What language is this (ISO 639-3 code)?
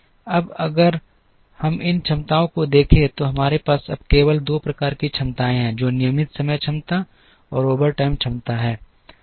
hin